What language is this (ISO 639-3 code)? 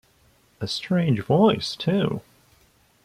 eng